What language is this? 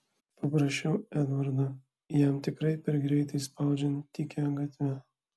Lithuanian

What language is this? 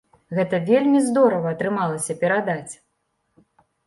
Belarusian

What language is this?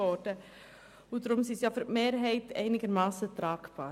Swiss German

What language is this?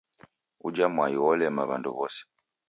Taita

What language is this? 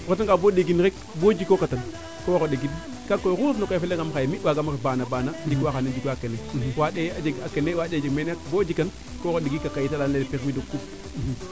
Serer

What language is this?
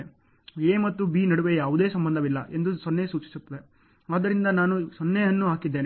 Kannada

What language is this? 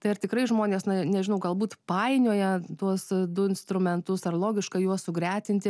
Lithuanian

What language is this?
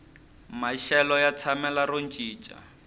Tsonga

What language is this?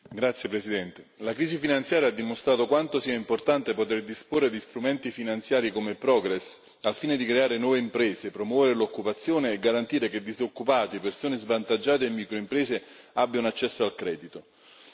Italian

